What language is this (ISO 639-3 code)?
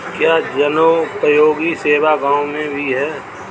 hin